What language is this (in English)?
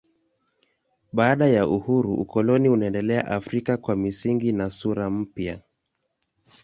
Swahili